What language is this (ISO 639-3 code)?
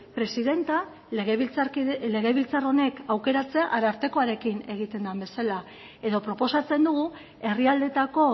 eus